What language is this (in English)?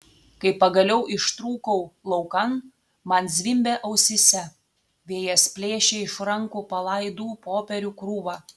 Lithuanian